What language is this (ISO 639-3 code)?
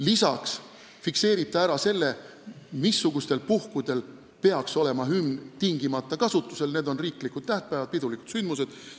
est